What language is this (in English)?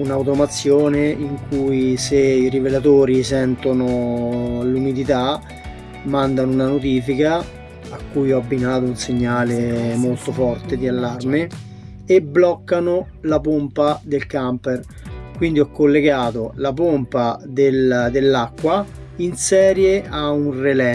Italian